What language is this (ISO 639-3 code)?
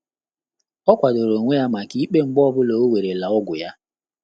ibo